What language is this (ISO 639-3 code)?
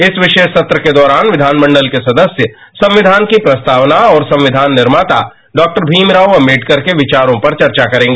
hin